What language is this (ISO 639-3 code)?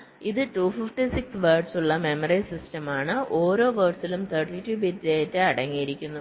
mal